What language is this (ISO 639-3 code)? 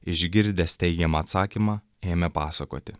lit